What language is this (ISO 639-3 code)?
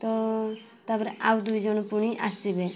ori